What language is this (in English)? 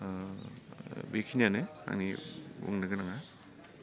Bodo